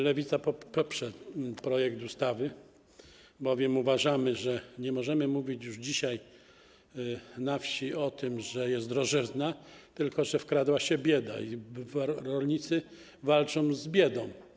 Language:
Polish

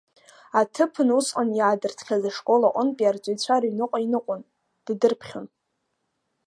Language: Abkhazian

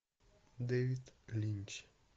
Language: Russian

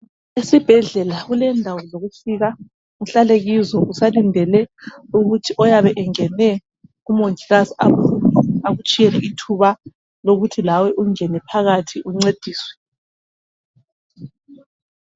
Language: North Ndebele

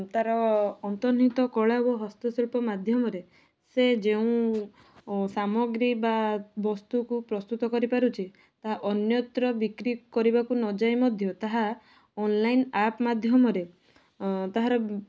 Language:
Odia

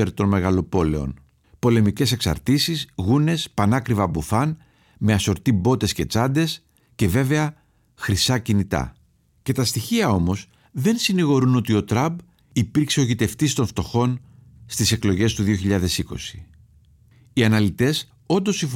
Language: Greek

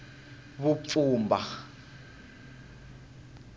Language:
Tsonga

